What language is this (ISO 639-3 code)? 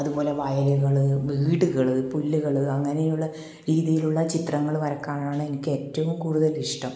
mal